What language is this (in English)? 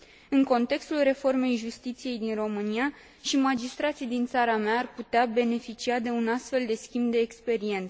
Romanian